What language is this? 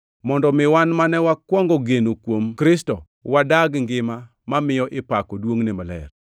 Luo (Kenya and Tanzania)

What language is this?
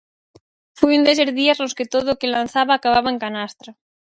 Galician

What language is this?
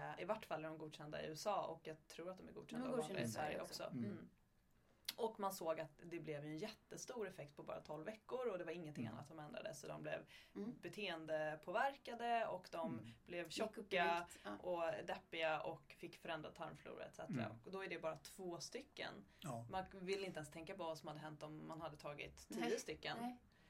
Swedish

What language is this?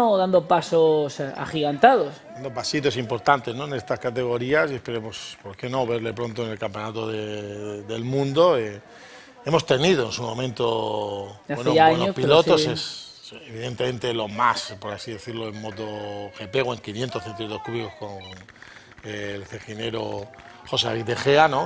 Spanish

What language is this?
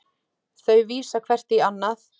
Icelandic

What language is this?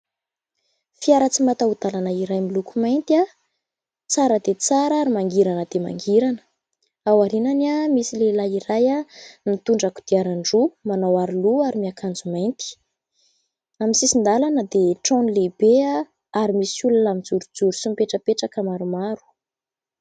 Malagasy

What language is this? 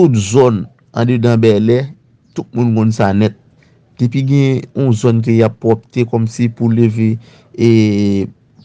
French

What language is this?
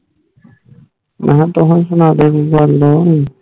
Punjabi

